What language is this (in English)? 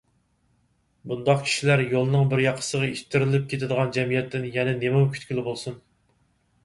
Uyghur